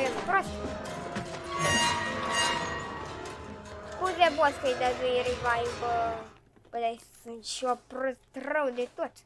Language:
Romanian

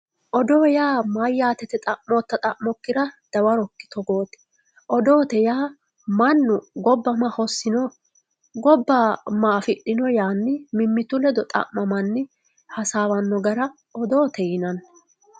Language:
Sidamo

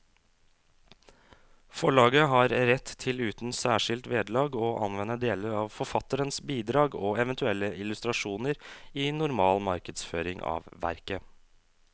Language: Norwegian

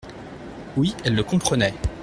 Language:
French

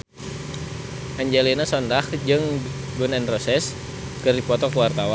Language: Sundanese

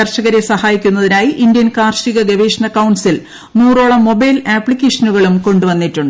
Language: Malayalam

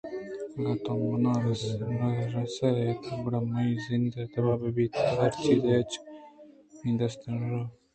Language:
Eastern Balochi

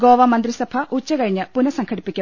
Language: Malayalam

